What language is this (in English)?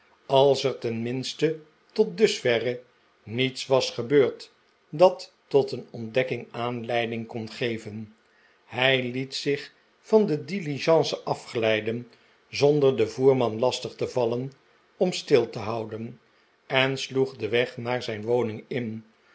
Dutch